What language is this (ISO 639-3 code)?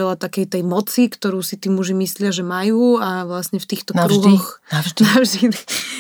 slk